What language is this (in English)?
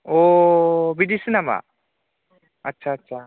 Bodo